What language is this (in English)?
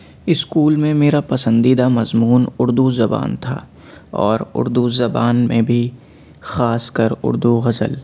Urdu